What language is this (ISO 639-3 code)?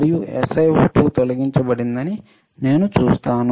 tel